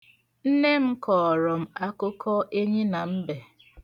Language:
Igbo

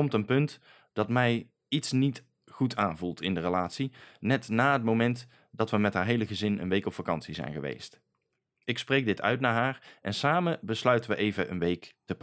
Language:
Dutch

